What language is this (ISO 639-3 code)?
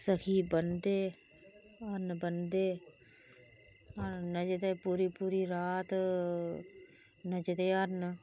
doi